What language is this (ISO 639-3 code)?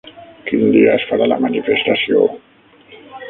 cat